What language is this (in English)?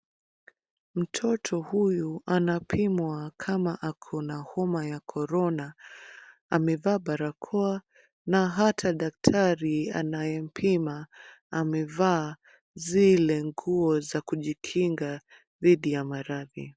Swahili